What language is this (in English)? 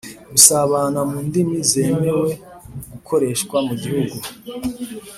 Kinyarwanda